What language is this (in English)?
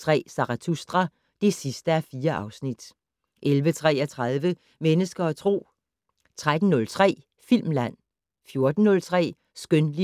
Danish